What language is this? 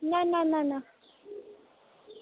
Konkani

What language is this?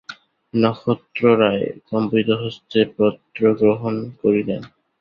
Bangla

